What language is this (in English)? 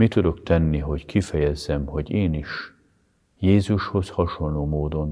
Hungarian